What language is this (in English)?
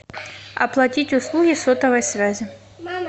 Russian